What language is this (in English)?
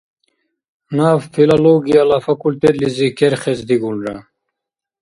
Dargwa